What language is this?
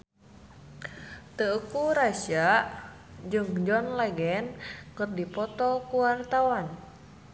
Sundanese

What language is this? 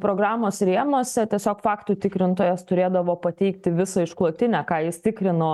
Lithuanian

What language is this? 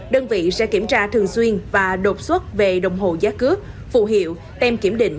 Vietnamese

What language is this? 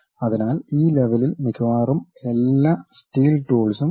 Malayalam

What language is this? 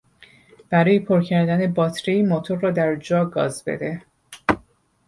Persian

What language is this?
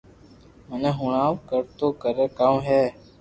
Loarki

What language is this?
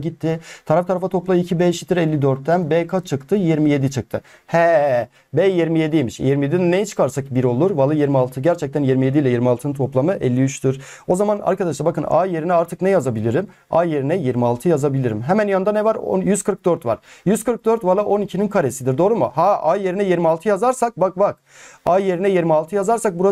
Turkish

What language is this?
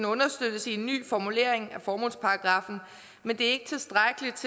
Danish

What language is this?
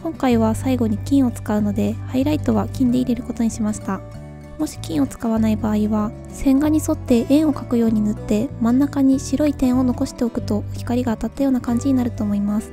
Japanese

